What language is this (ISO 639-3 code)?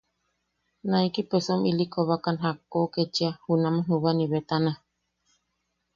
yaq